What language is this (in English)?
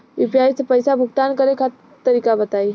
Bhojpuri